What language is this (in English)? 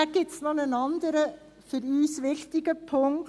Swiss German